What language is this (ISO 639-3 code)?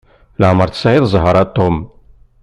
kab